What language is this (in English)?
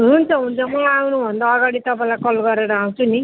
Nepali